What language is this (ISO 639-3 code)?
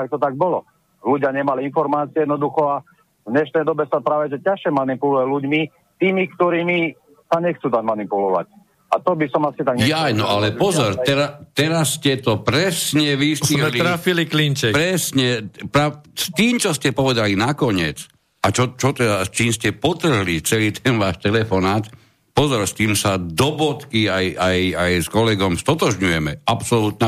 slk